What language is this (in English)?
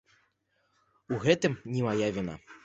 Belarusian